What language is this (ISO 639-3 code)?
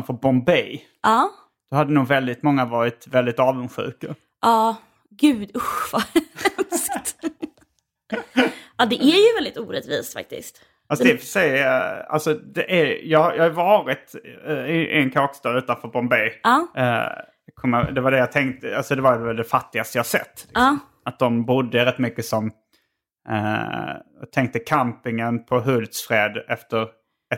swe